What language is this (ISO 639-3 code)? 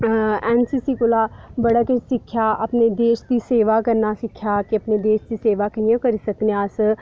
doi